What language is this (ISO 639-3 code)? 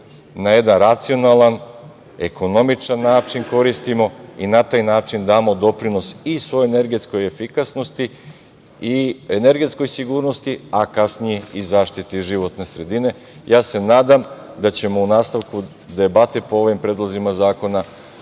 srp